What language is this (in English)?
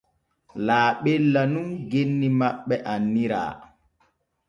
Borgu Fulfulde